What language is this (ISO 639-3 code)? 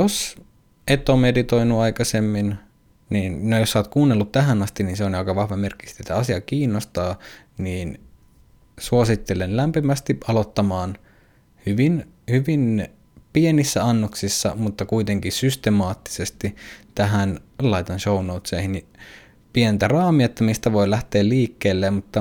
fin